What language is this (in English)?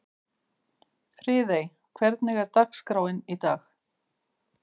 Icelandic